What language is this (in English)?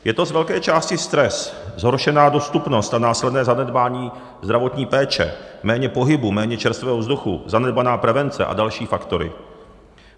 Czech